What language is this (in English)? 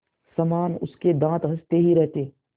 Hindi